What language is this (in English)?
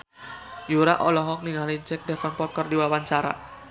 Sundanese